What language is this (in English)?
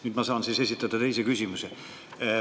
Estonian